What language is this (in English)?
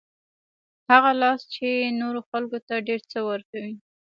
Pashto